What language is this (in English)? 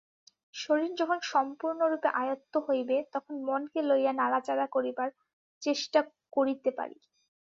Bangla